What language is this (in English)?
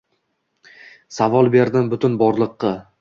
Uzbek